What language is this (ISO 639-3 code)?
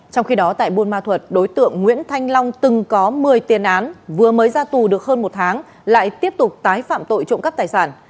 vie